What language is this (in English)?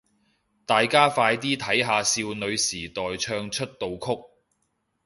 Cantonese